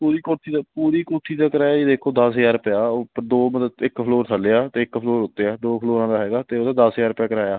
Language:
Punjabi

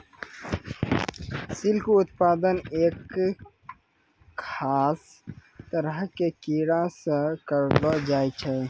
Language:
Maithili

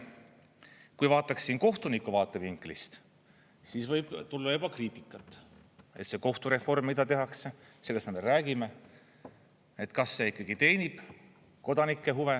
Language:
Estonian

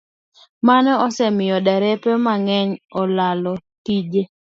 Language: Luo (Kenya and Tanzania)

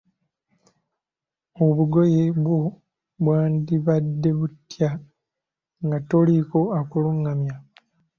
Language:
Ganda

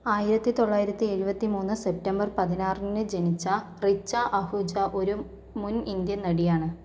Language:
Malayalam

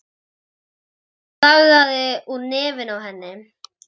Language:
Icelandic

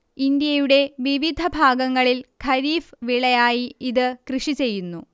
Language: Malayalam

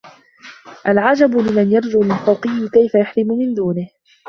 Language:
Arabic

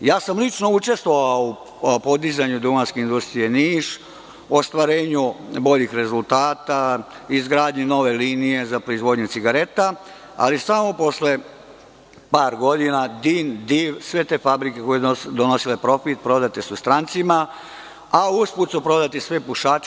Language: Serbian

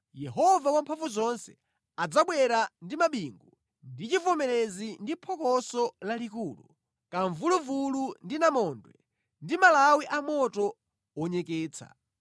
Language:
Nyanja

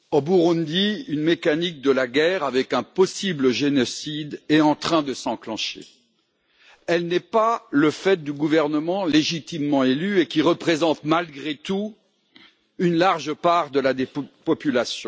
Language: French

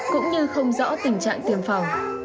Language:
Vietnamese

